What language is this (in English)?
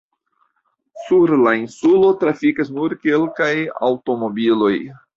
Esperanto